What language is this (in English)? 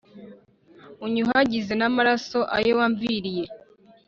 Kinyarwanda